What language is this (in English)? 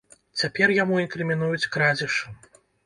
Belarusian